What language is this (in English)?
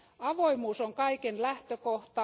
Finnish